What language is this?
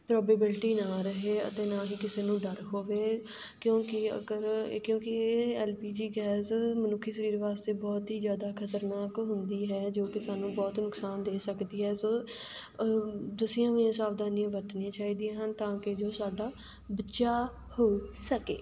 Punjabi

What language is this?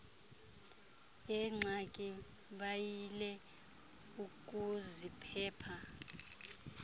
Xhosa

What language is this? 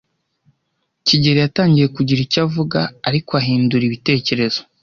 Kinyarwanda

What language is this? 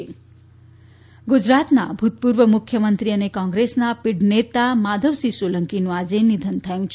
Gujarati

